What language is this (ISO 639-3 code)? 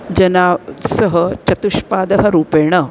san